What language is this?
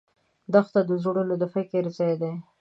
Pashto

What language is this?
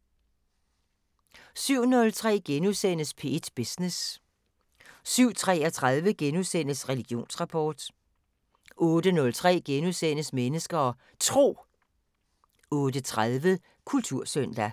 Danish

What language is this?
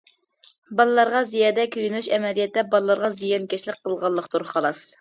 Uyghur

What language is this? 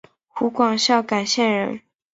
Chinese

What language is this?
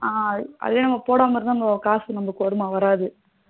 Tamil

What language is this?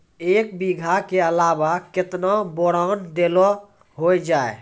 Maithili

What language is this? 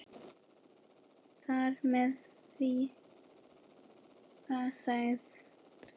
Icelandic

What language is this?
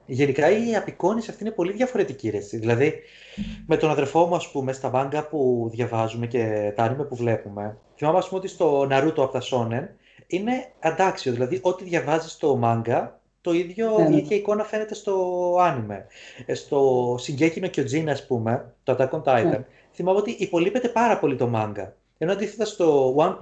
Greek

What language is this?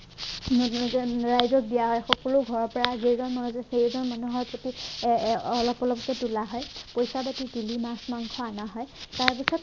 Assamese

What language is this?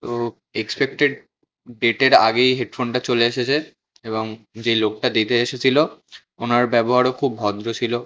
Bangla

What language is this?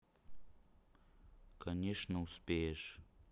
Russian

